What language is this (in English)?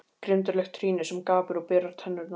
Icelandic